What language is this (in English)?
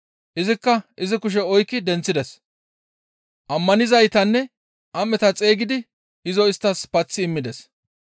Gamo